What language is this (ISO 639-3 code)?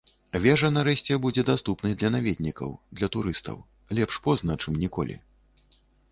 bel